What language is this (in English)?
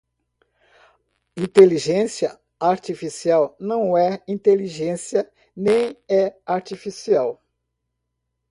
Portuguese